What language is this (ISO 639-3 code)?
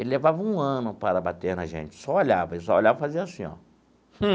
por